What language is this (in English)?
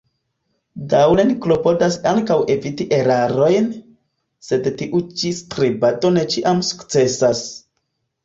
Esperanto